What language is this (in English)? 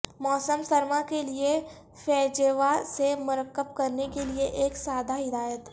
Urdu